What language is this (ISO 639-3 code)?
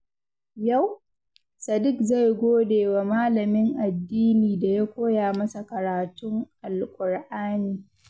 hau